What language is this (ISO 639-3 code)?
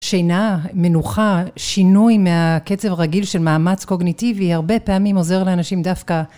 heb